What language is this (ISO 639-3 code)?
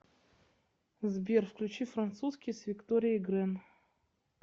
rus